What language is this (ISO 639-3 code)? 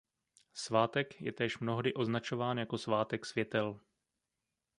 ces